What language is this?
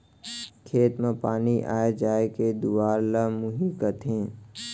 Chhattisgarhi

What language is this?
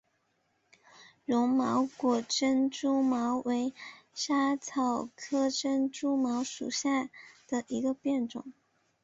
Chinese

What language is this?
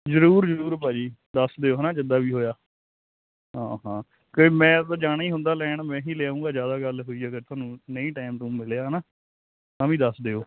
Punjabi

